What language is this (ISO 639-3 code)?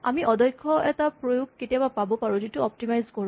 asm